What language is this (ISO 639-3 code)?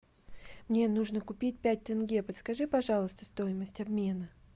rus